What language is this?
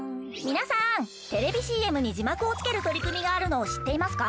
Japanese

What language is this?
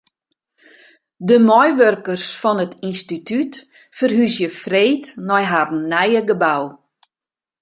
Western Frisian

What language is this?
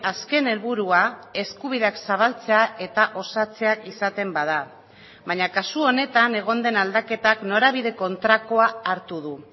Basque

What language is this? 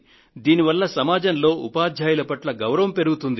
Telugu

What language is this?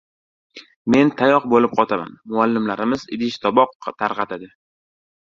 Uzbek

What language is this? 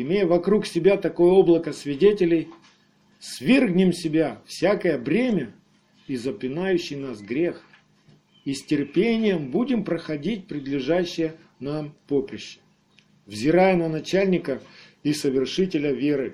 Russian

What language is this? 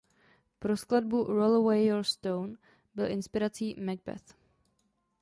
Czech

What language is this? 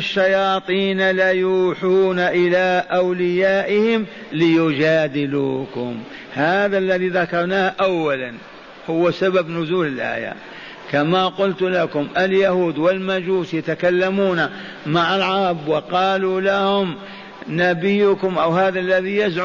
Arabic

